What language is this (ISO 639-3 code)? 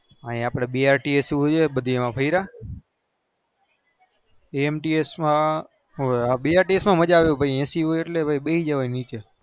guj